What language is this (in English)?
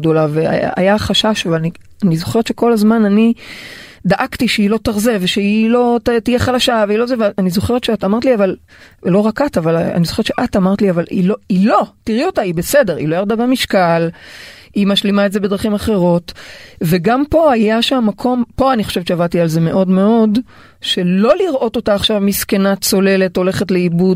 Hebrew